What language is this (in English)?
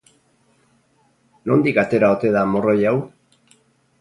Basque